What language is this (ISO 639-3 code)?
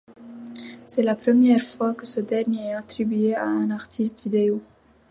fra